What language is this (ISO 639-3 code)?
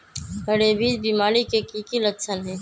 mag